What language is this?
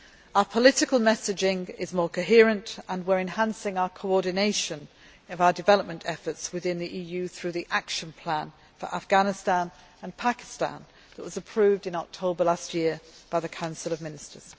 English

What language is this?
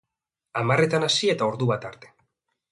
Basque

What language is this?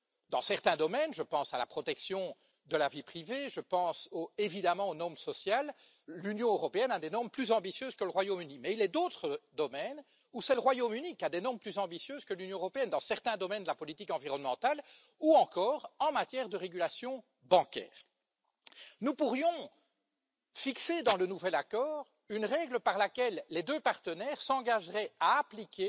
French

